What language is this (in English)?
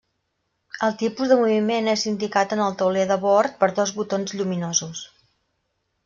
Catalan